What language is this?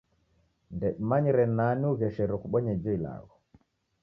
Taita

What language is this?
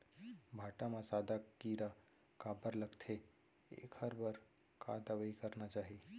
Chhattisgarhi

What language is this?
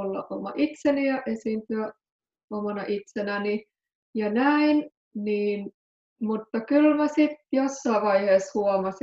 Finnish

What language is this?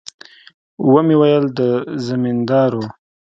Pashto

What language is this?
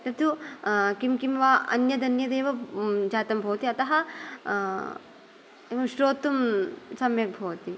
Sanskrit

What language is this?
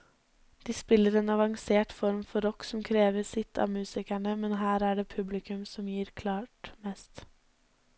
Norwegian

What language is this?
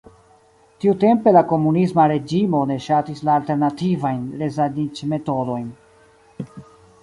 Esperanto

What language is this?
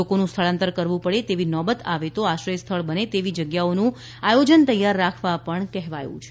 Gujarati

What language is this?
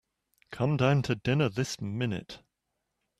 English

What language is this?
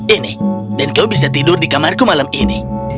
Indonesian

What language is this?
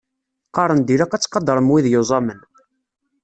Kabyle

